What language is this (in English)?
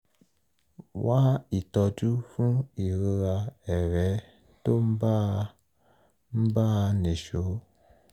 Yoruba